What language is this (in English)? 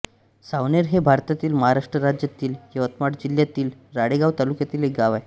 Marathi